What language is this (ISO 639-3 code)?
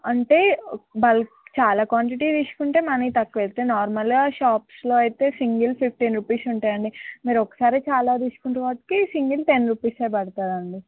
tel